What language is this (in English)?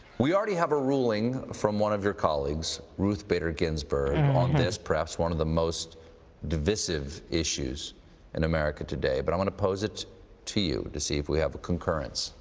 English